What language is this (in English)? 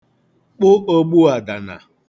Igbo